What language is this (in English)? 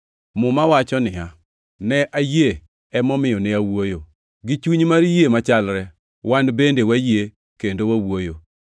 Luo (Kenya and Tanzania)